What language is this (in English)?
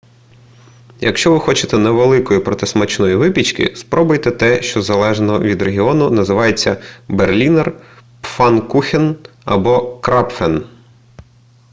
Ukrainian